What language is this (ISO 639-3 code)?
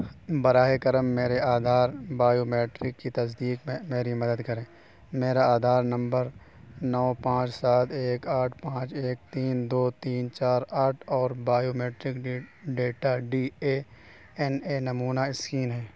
urd